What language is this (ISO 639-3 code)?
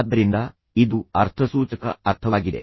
kan